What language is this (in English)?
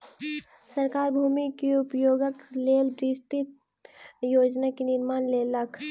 Maithili